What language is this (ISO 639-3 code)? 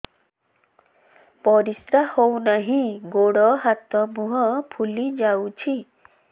ori